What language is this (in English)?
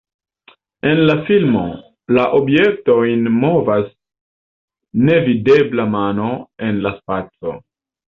Esperanto